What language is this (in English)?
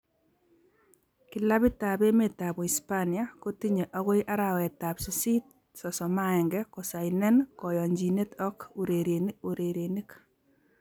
Kalenjin